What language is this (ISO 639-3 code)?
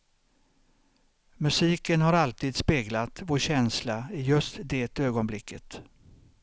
swe